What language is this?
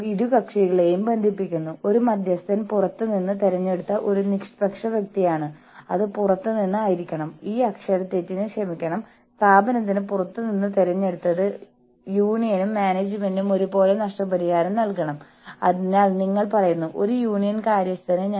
Malayalam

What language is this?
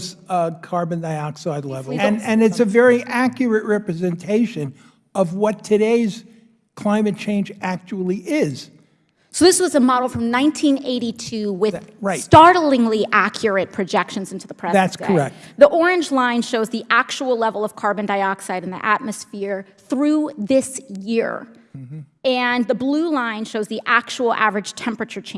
French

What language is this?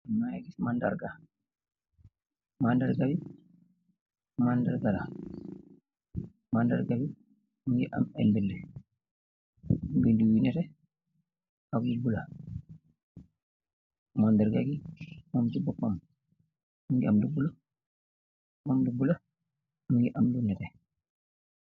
Wolof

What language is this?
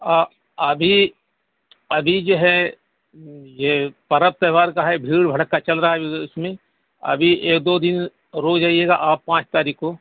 Urdu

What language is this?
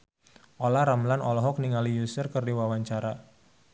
Sundanese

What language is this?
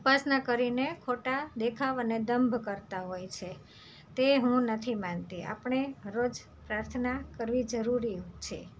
Gujarati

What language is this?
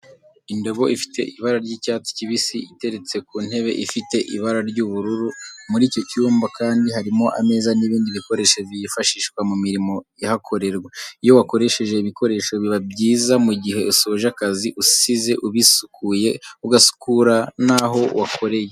Kinyarwanda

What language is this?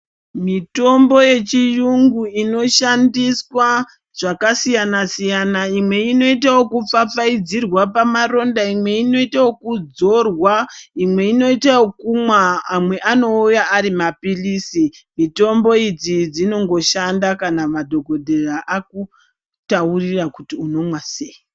Ndau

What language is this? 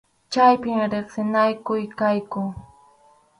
Arequipa-La Unión Quechua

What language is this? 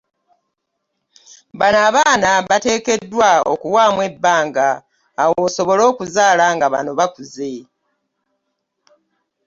Ganda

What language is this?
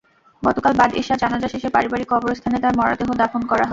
Bangla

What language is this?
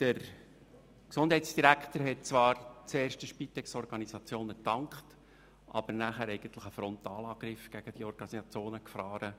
Swiss German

